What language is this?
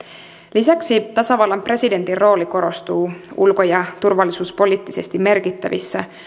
Finnish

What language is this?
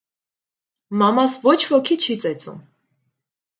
Armenian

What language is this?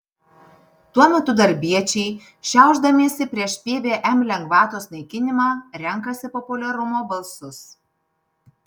Lithuanian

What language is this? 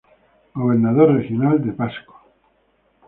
Spanish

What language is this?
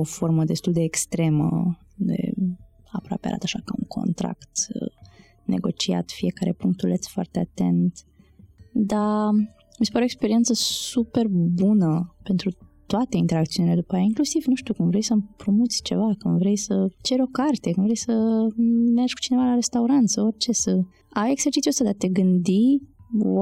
Romanian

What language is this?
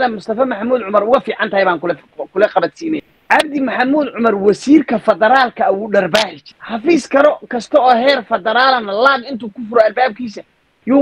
Arabic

